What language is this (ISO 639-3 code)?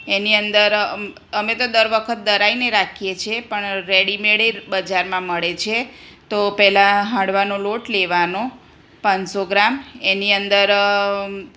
guj